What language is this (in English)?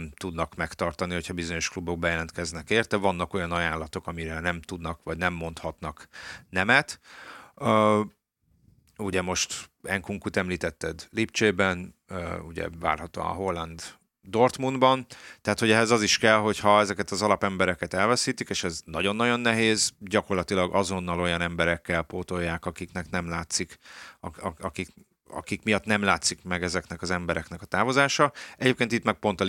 Hungarian